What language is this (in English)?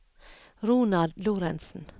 Norwegian